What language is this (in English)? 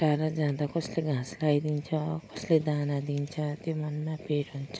Nepali